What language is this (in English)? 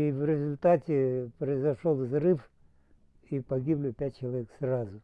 Russian